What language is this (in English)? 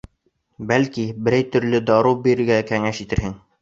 Bashkir